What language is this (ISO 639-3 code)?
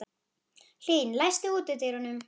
isl